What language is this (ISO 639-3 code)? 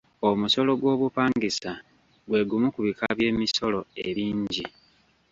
lug